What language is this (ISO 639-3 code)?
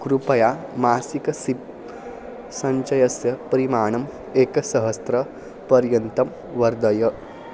san